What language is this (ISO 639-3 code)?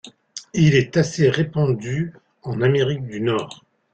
fra